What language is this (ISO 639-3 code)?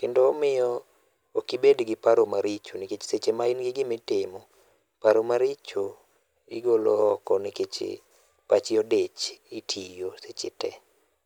luo